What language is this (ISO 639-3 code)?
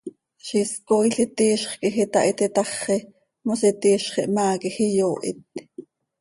sei